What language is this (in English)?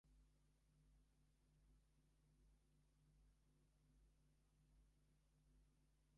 Bangla